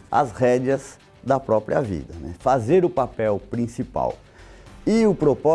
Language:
Portuguese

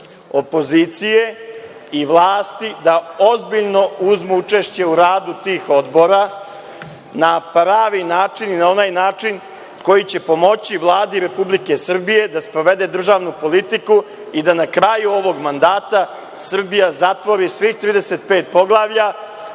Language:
Serbian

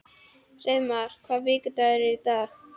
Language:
Icelandic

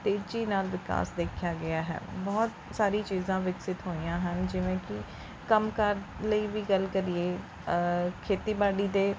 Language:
Punjabi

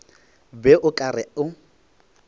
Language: Northern Sotho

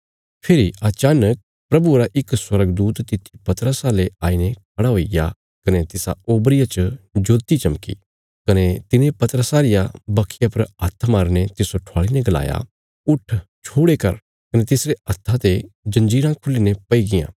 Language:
Bilaspuri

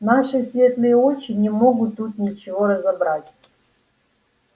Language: Russian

